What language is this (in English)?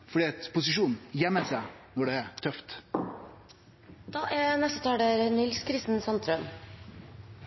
Norwegian Nynorsk